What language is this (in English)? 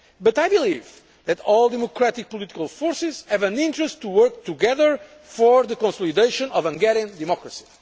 English